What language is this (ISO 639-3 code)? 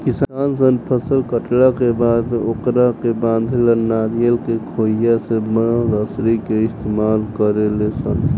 bho